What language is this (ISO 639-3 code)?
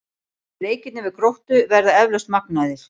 isl